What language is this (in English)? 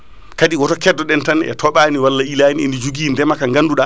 Fula